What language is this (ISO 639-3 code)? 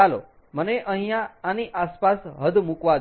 guj